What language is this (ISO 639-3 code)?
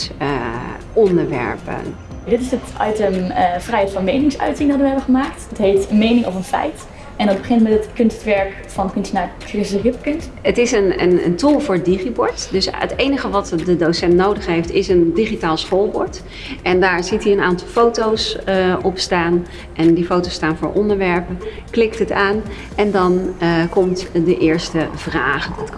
nld